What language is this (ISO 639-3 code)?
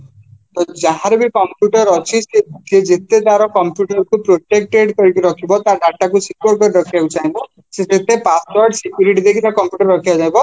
ori